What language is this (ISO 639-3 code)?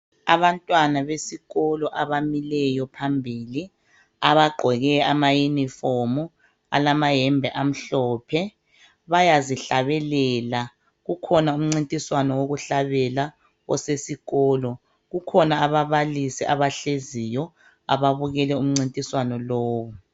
nde